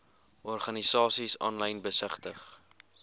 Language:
Afrikaans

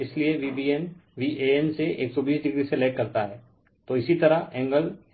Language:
Hindi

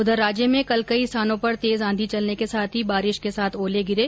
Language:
Hindi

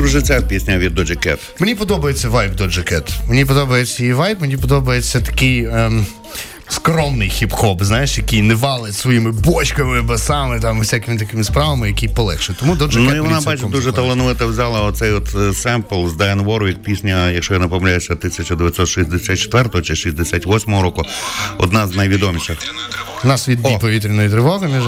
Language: Ukrainian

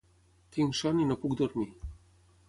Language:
Catalan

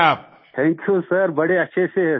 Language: Hindi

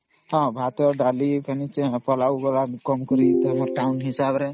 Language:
Odia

